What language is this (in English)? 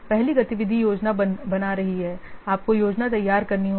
Hindi